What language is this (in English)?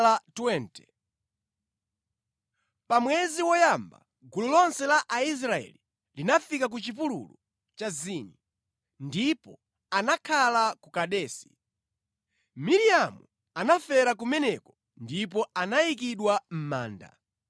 Nyanja